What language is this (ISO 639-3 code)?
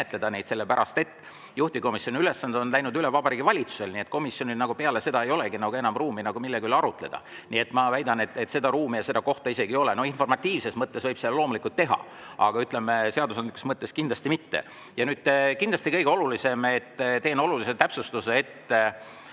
est